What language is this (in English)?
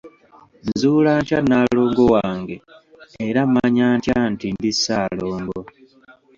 Ganda